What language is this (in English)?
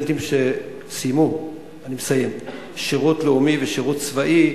Hebrew